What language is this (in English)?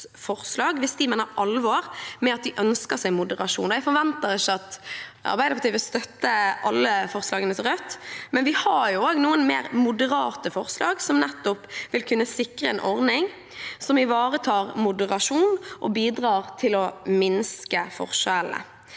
Norwegian